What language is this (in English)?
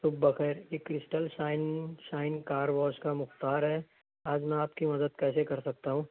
Urdu